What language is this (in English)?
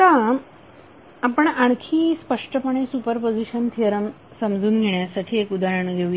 Marathi